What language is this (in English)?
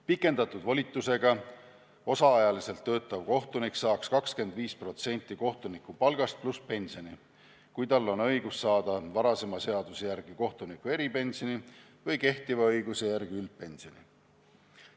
Estonian